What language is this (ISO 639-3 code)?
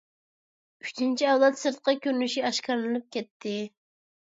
uig